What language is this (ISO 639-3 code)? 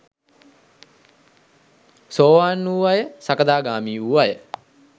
sin